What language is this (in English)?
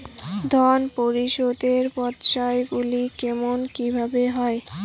Bangla